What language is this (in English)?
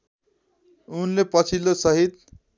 Nepali